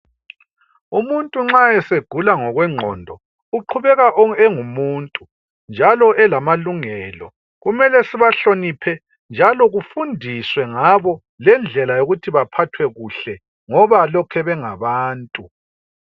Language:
North Ndebele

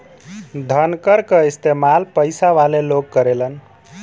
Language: Bhojpuri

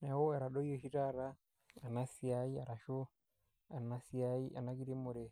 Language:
Masai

